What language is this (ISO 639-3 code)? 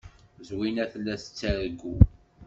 kab